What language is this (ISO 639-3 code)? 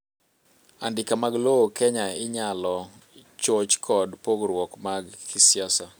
luo